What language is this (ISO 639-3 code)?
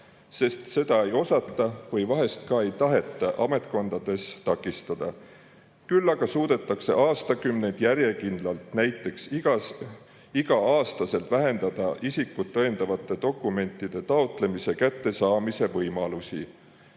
est